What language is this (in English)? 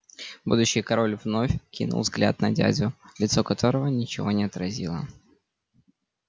Russian